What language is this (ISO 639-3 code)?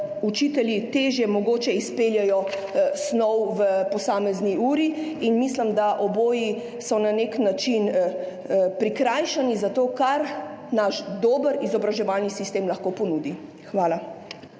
slv